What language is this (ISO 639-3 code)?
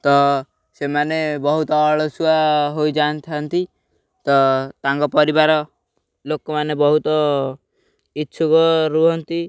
ori